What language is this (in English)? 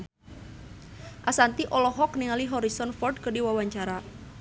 Sundanese